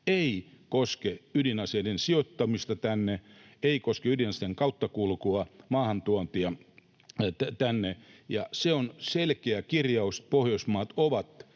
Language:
Finnish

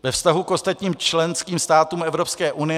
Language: Czech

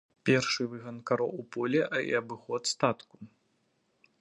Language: Belarusian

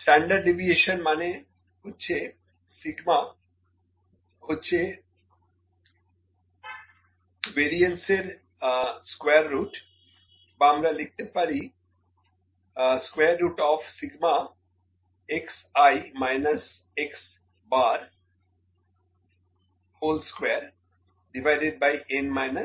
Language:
Bangla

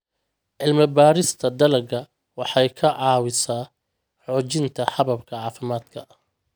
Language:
Somali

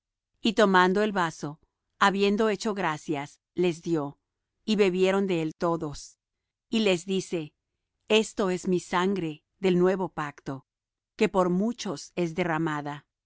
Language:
Spanish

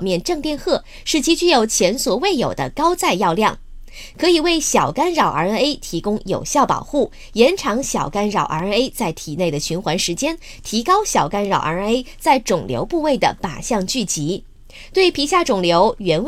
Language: Chinese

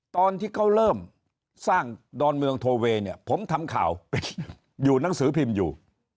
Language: Thai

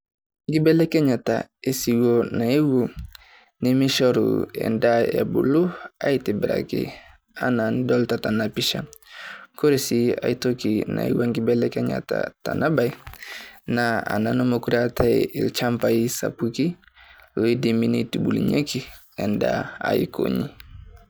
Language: Masai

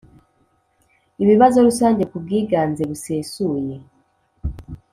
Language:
Kinyarwanda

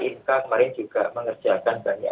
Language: Indonesian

